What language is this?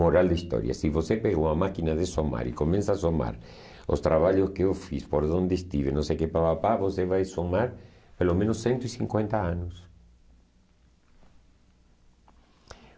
Portuguese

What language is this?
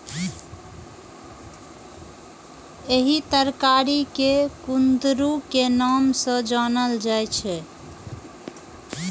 Maithili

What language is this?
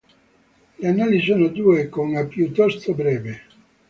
Italian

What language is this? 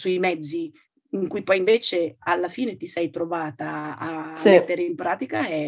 Italian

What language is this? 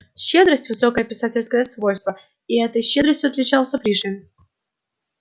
Russian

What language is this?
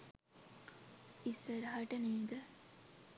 Sinhala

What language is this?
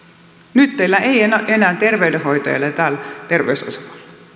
Finnish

